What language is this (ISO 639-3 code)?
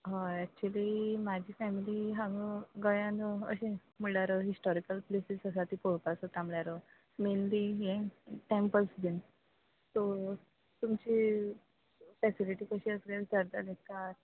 kok